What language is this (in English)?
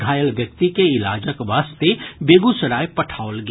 Maithili